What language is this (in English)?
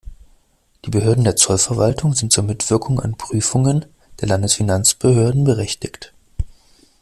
German